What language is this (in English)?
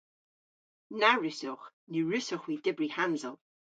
Cornish